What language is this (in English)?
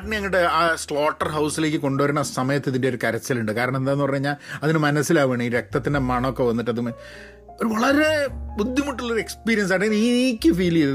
Malayalam